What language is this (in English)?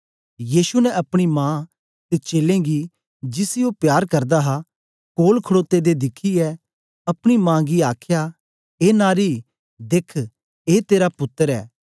Dogri